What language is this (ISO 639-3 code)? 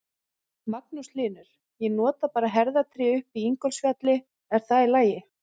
isl